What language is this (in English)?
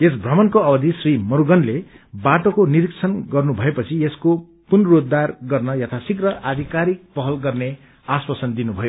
Nepali